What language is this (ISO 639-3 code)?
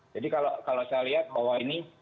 ind